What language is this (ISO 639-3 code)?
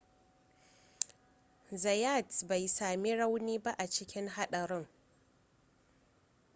hau